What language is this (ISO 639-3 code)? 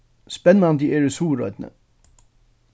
fao